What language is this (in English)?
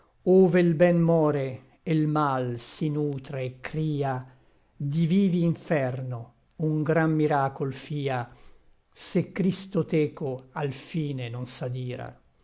Italian